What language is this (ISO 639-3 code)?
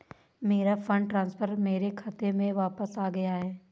hin